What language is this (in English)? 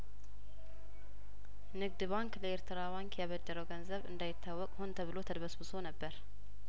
Amharic